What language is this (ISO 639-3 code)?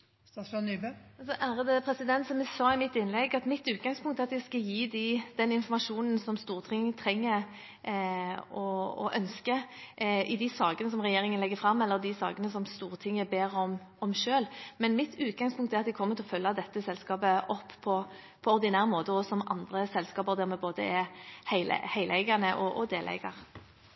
nor